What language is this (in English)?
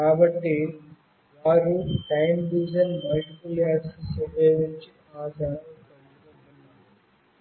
Telugu